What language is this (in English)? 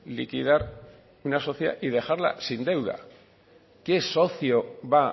Spanish